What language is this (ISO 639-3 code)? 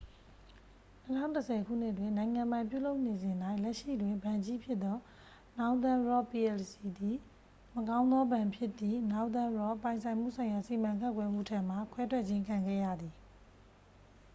mya